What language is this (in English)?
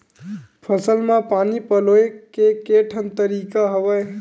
Chhattisgarhi